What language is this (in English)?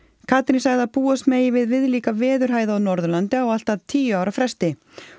Icelandic